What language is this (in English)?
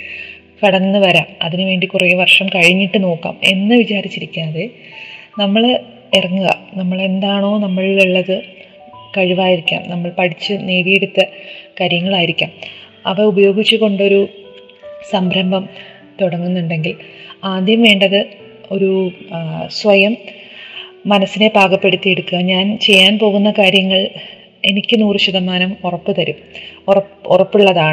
Malayalam